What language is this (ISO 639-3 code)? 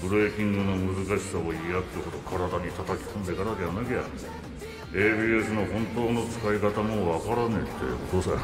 jpn